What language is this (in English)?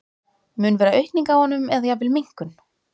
Icelandic